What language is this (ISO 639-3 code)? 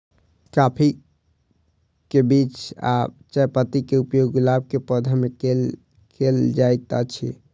mai